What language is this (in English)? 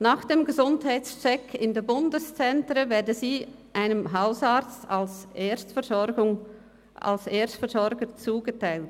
Swiss German